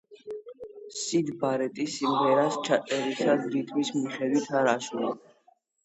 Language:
Georgian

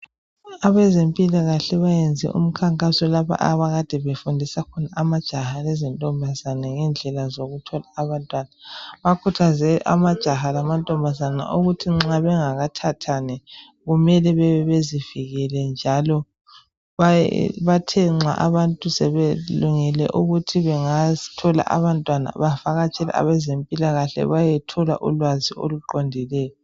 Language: North Ndebele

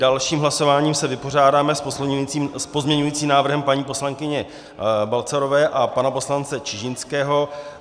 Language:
Czech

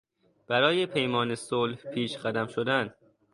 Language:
Persian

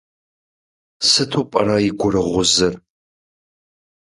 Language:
Kabardian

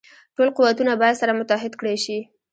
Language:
Pashto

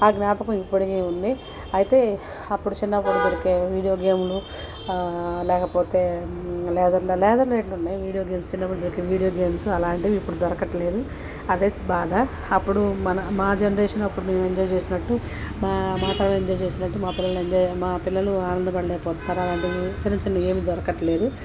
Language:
Telugu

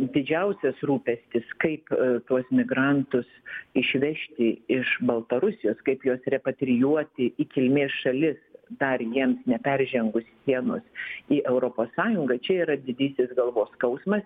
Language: Lithuanian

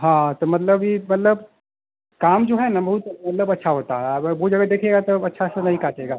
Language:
Hindi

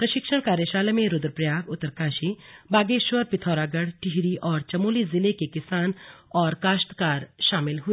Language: Hindi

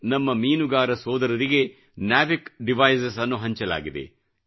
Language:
Kannada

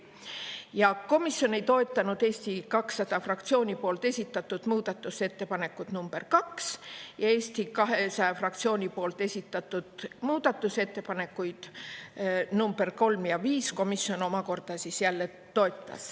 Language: Estonian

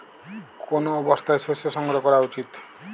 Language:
Bangla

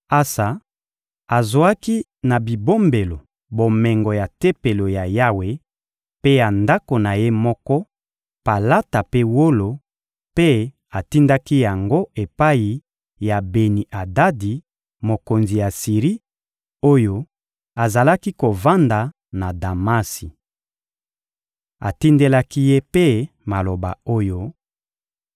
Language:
Lingala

